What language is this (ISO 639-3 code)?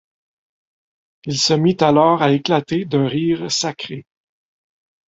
fra